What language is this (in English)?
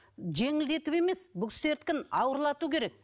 Kazakh